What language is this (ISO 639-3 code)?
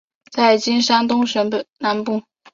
zho